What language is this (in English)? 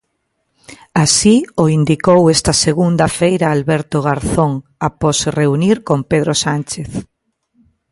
Galician